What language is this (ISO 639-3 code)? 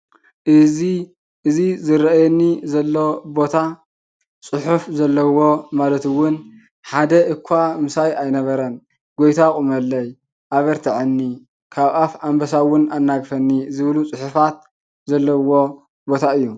tir